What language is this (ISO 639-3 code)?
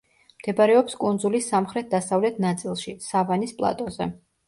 kat